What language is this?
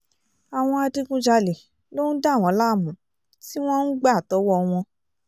Yoruba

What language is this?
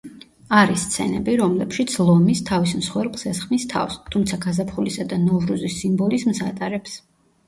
Georgian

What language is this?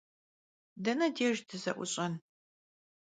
Kabardian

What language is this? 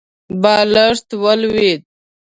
Pashto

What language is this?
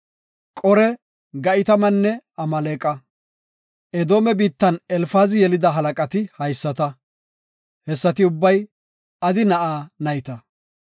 Gofa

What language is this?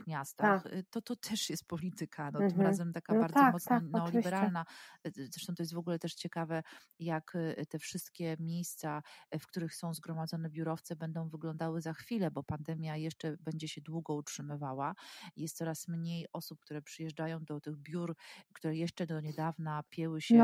Polish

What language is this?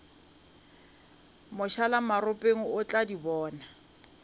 Northern Sotho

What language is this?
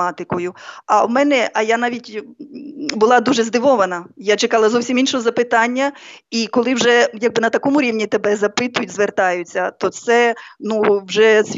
Ukrainian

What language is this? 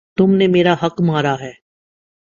Urdu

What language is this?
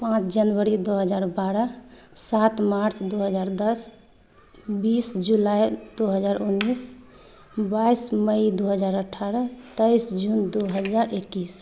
Maithili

